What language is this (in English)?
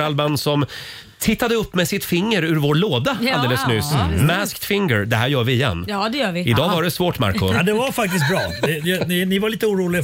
Swedish